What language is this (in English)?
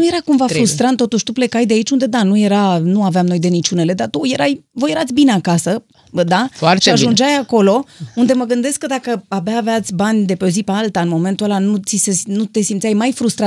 Romanian